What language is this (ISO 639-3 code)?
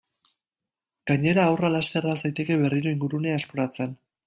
eus